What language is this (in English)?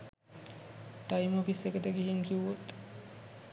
Sinhala